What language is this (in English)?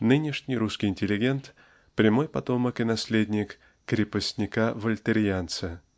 Russian